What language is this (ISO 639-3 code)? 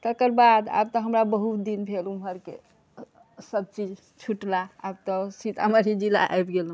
mai